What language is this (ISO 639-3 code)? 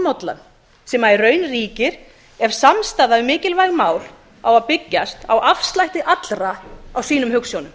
isl